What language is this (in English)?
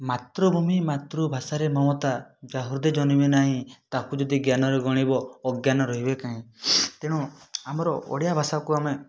Odia